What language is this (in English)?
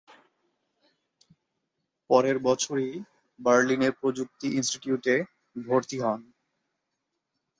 Bangla